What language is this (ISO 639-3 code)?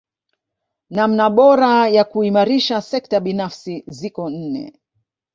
swa